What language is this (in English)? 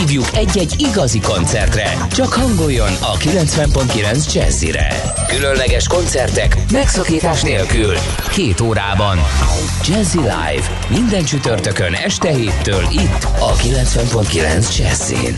Hungarian